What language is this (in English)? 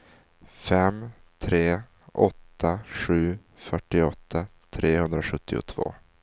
Swedish